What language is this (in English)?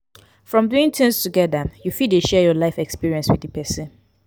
Nigerian Pidgin